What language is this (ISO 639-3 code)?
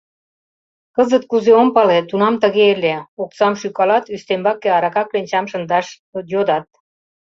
chm